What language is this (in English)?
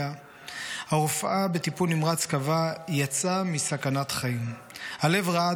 Hebrew